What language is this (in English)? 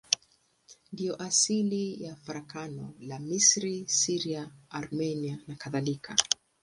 Swahili